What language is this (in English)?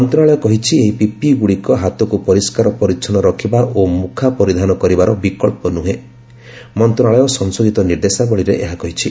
Odia